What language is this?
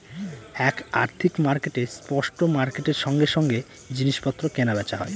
Bangla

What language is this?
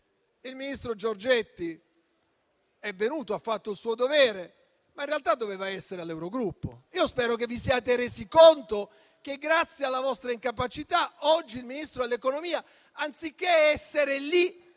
Italian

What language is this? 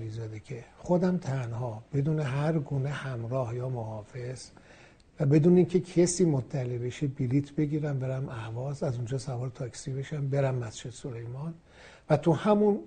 Persian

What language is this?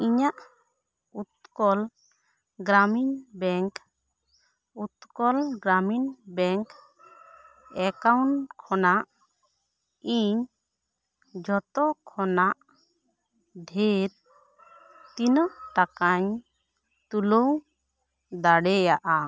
Santali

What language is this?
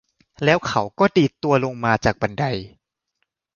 Thai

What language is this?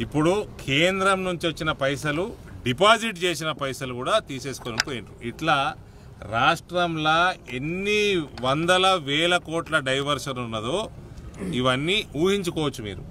Telugu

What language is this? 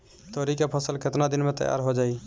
Bhojpuri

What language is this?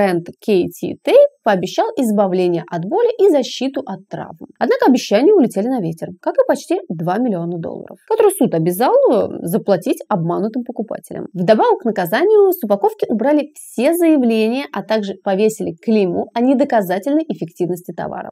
Russian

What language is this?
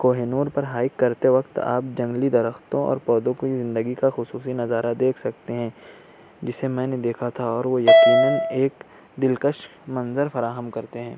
Urdu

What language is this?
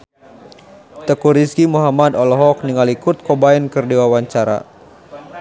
Sundanese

